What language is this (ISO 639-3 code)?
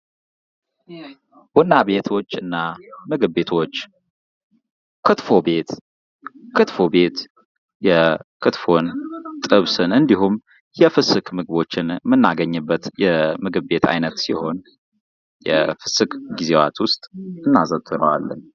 amh